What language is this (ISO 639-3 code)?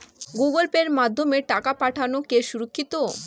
ben